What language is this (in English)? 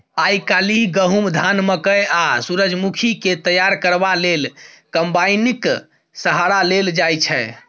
Maithili